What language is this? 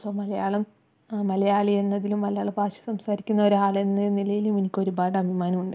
Malayalam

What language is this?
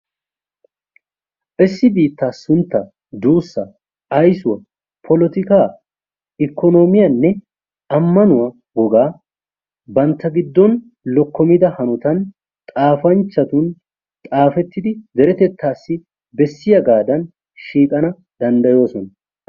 Wolaytta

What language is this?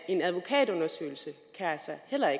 Danish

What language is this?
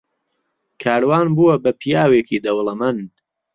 Central Kurdish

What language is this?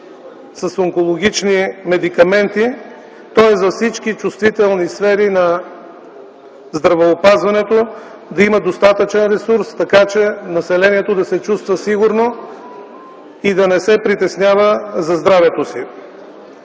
Bulgarian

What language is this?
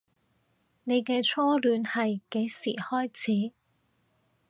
Cantonese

